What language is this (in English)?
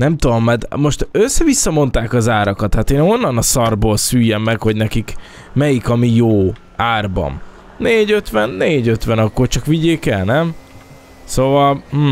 Hungarian